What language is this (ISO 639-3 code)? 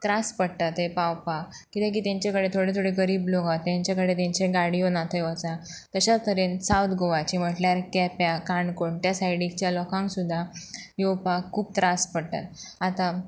kok